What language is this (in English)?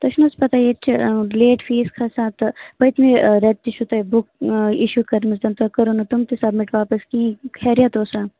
Kashmiri